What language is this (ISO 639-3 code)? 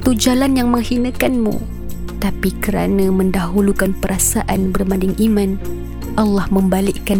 msa